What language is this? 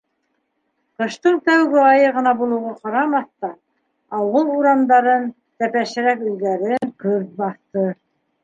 Bashkir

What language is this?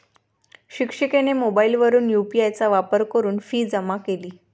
Marathi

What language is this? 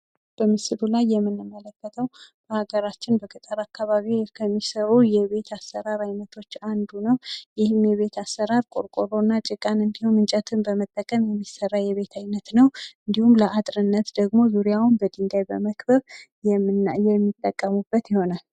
Amharic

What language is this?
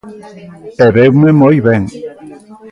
Galician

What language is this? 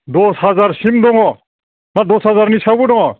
Bodo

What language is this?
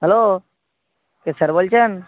Bangla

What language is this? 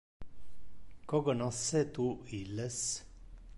Interlingua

